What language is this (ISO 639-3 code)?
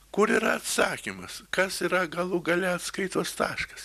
lit